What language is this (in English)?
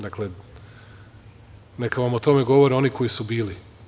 Serbian